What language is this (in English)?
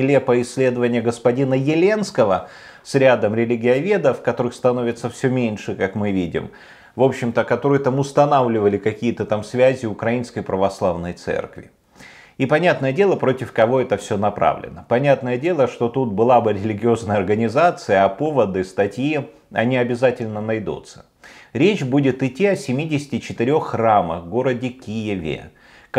Russian